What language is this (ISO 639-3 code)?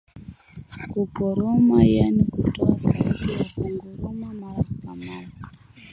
swa